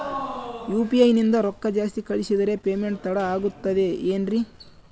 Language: Kannada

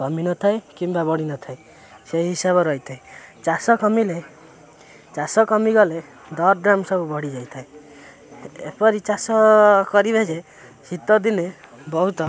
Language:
Odia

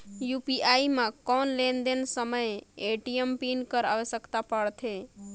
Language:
Chhattisgarhi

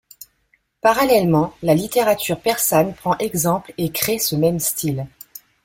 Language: French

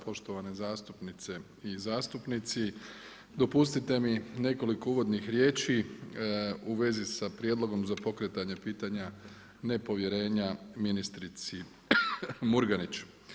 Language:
Croatian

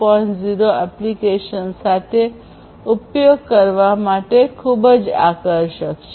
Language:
Gujarati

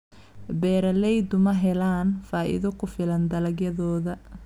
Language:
Somali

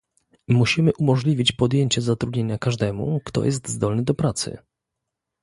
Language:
Polish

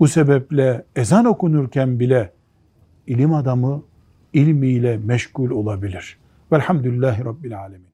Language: Turkish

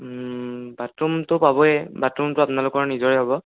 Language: Assamese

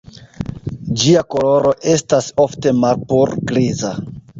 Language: Esperanto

